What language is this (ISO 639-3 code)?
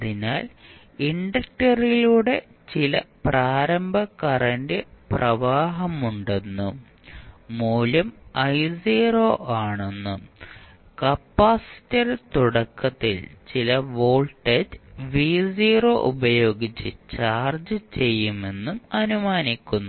mal